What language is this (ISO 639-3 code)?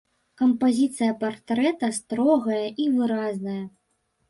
bel